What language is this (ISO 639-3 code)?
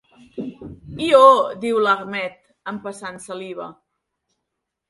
cat